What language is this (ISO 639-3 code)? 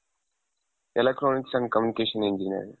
kan